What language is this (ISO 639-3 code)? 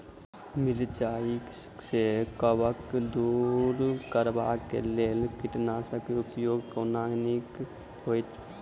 mai